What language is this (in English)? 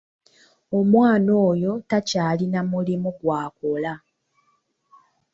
Ganda